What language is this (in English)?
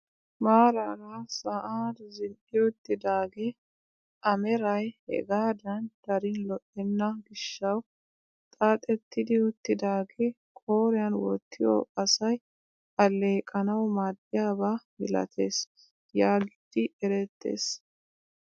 Wolaytta